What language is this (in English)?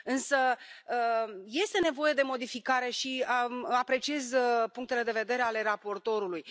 Romanian